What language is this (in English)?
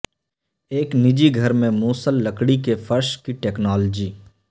Urdu